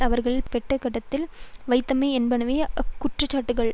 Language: Tamil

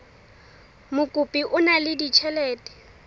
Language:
Southern Sotho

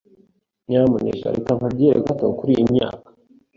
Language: Kinyarwanda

